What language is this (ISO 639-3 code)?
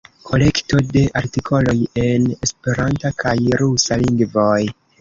epo